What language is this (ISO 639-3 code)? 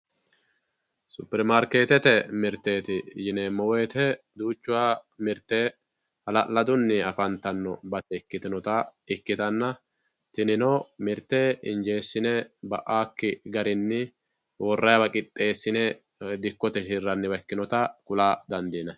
sid